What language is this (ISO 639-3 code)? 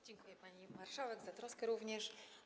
pol